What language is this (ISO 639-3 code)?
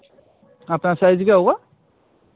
hin